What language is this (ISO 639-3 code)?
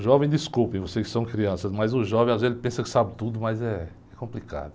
por